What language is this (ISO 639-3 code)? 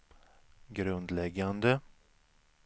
swe